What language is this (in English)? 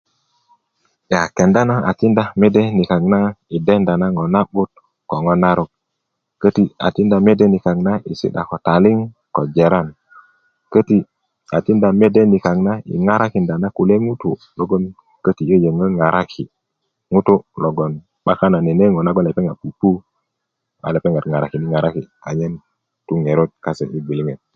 Kuku